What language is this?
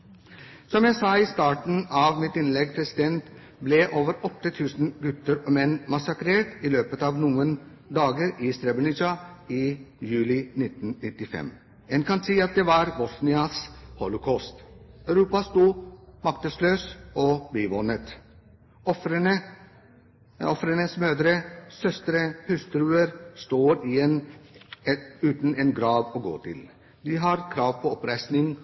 Norwegian Bokmål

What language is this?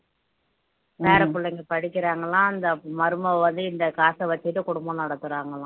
Tamil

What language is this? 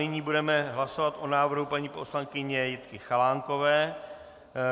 Czech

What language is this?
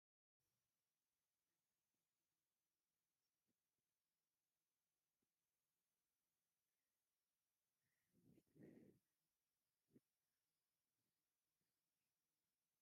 Tigrinya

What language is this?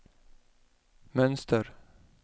Swedish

